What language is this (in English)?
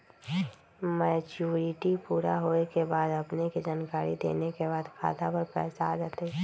Magahi